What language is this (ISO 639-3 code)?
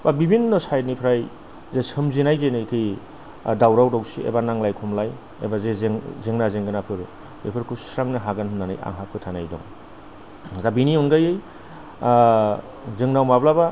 brx